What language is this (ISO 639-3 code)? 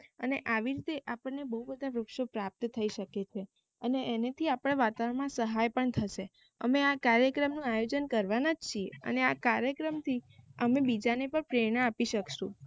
guj